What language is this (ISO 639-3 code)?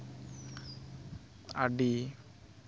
sat